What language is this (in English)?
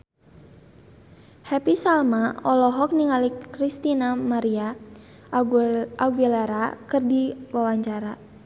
Sundanese